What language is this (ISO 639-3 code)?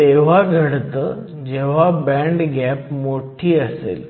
mar